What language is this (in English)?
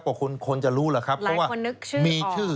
Thai